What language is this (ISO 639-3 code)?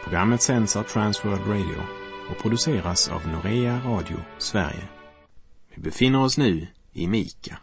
swe